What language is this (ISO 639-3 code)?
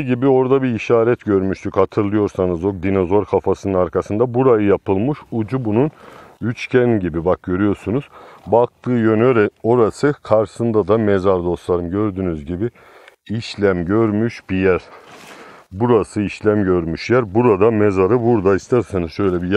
tur